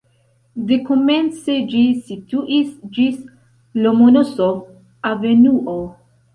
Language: Esperanto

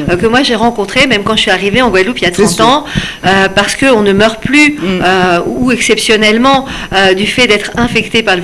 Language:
French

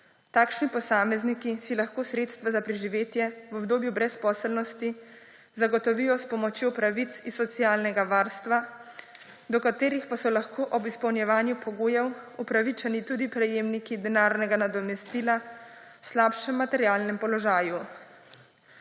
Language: Slovenian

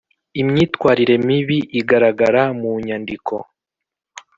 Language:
Kinyarwanda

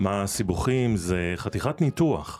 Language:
Hebrew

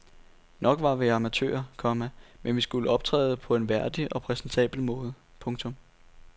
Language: Danish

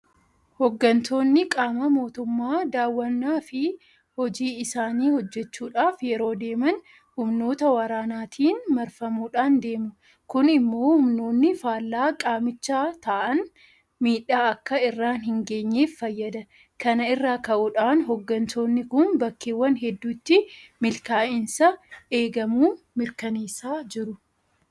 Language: Oromo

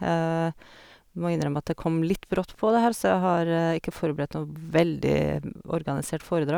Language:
Norwegian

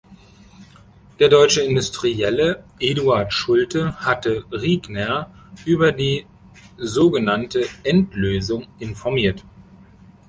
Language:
German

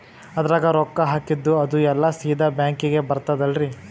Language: Kannada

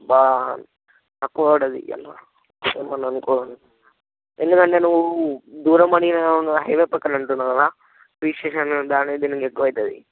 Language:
Telugu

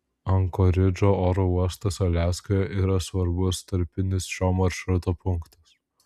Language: Lithuanian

